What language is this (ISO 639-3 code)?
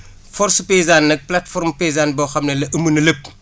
wol